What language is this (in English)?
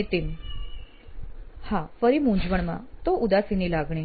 Gujarati